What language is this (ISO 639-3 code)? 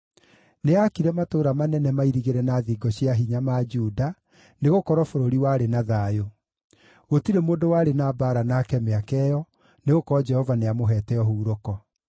kik